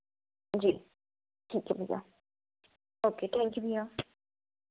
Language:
Hindi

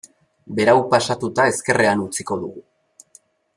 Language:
Basque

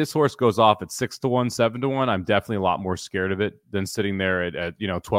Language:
English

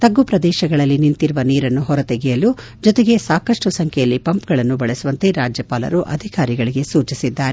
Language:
Kannada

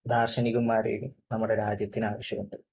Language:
Malayalam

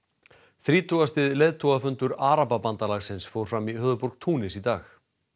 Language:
Icelandic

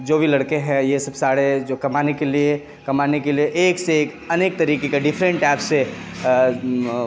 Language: Urdu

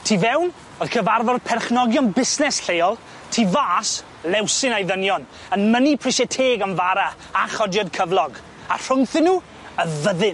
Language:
Welsh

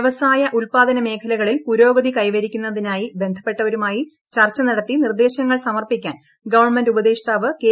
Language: Malayalam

